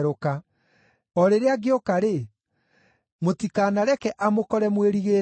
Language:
Kikuyu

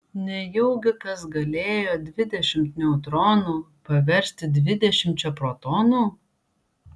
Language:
Lithuanian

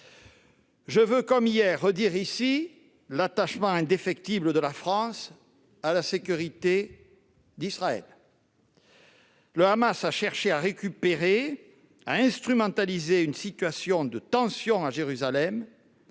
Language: French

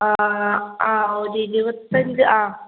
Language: Malayalam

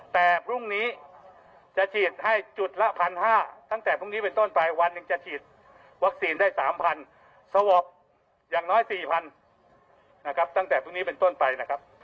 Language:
Thai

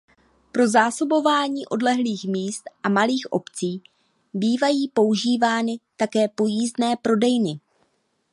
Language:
Czech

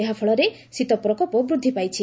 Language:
Odia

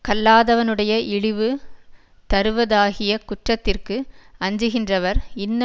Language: Tamil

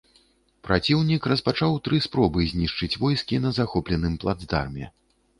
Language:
Belarusian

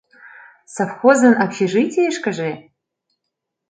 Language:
Mari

